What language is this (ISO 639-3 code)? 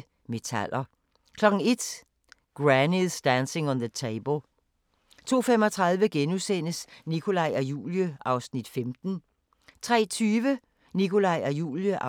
dan